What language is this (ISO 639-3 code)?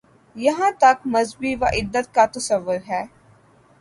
urd